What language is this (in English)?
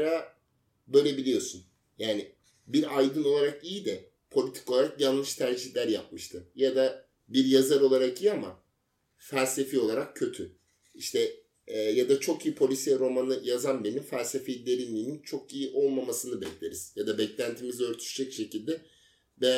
Turkish